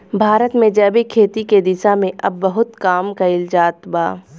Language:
Bhojpuri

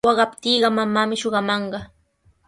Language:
Sihuas Ancash Quechua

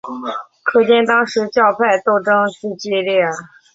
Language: Chinese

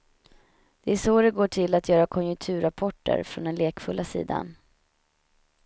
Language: Swedish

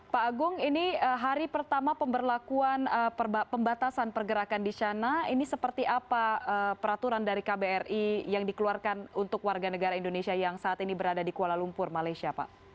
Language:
Indonesian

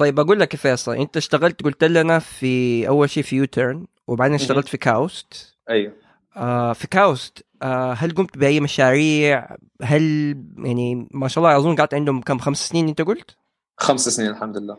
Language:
Arabic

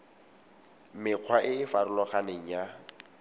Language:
Tswana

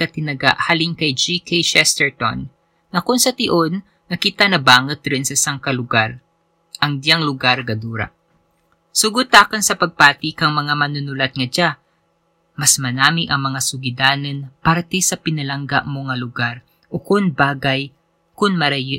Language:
Filipino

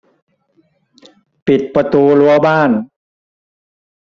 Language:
Thai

